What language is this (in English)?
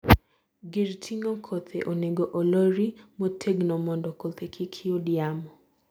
Luo (Kenya and Tanzania)